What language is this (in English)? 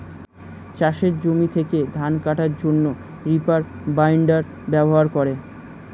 Bangla